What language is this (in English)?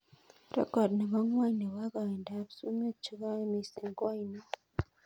Kalenjin